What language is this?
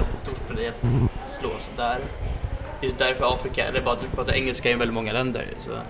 Swedish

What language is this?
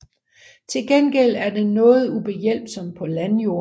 Danish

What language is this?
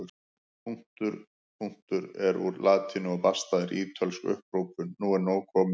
Icelandic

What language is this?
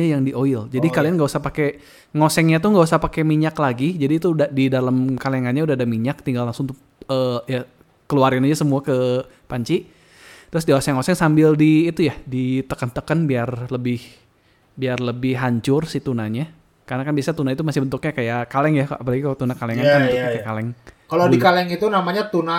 Indonesian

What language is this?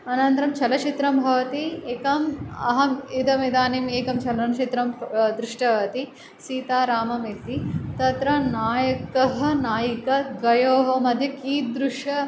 Sanskrit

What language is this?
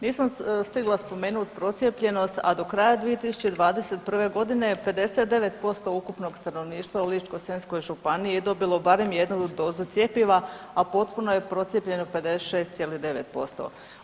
Croatian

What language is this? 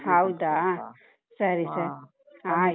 Kannada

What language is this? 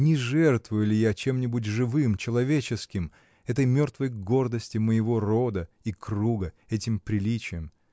Russian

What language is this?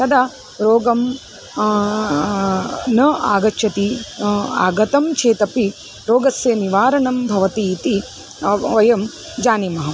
Sanskrit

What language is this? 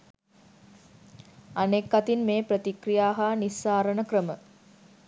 Sinhala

